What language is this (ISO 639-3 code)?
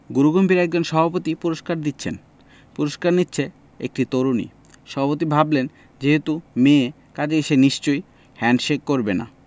ben